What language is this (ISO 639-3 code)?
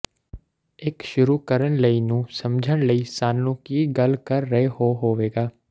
pan